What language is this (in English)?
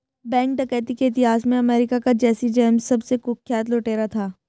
Hindi